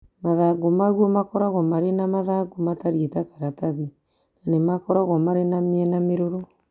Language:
Kikuyu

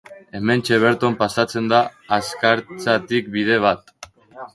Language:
Basque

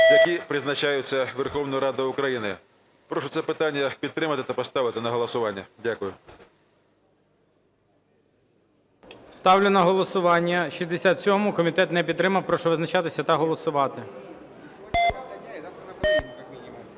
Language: Ukrainian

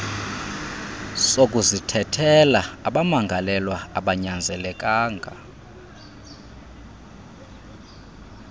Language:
Xhosa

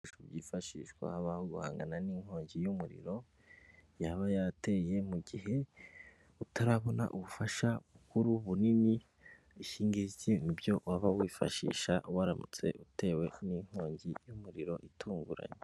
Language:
Kinyarwanda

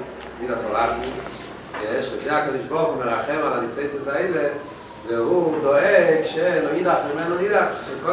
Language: Hebrew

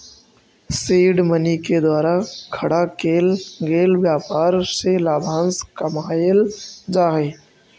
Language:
Magahi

